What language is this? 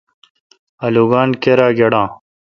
Kalkoti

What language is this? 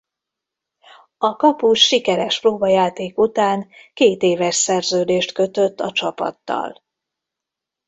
Hungarian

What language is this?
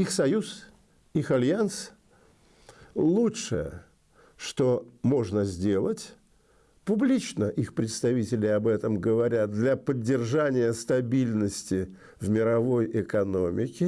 Russian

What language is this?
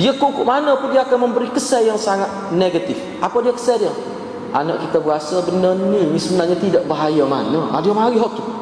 Malay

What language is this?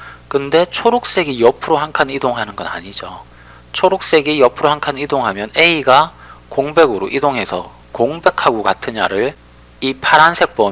Korean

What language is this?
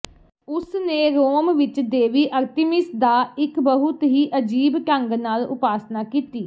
Punjabi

